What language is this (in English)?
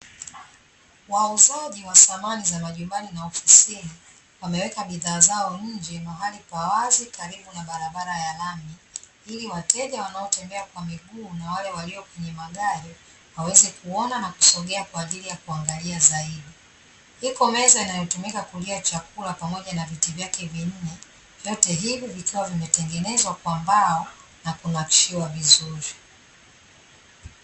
Swahili